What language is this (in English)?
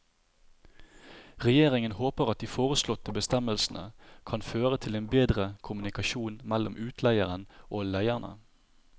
Norwegian